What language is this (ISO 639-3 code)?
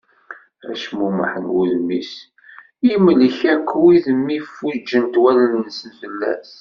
kab